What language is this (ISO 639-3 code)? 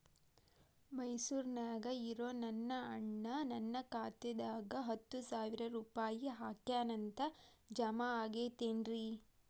kan